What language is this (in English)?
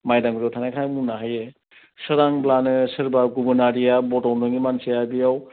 Bodo